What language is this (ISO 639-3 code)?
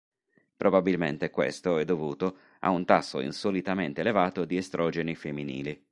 ita